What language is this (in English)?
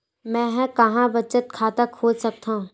Chhattisgarhi